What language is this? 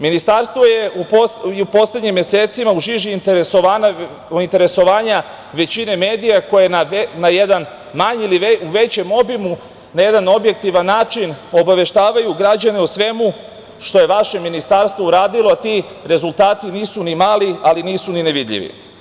Serbian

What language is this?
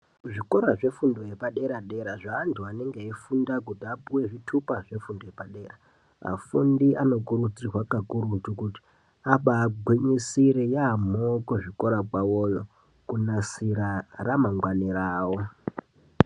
Ndau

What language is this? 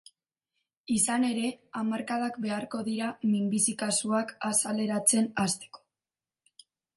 Basque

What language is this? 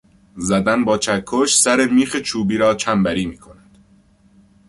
Persian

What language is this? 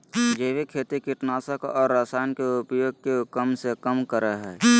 Magahi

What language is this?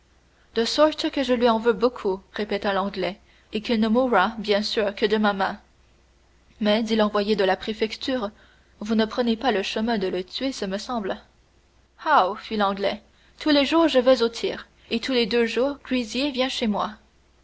French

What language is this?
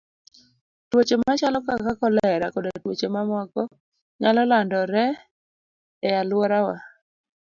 Luo (Kenya and Tanzania)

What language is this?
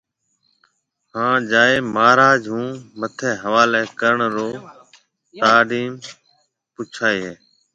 Marwari (Pakistan)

